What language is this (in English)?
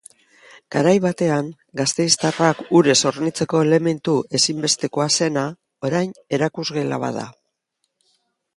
Basque